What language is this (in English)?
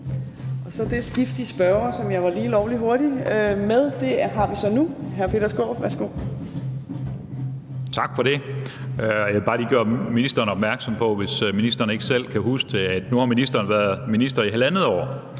Danish